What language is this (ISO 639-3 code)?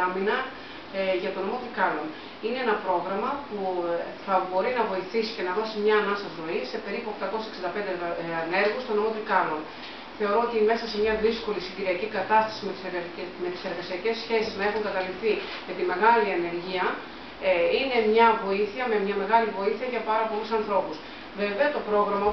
ell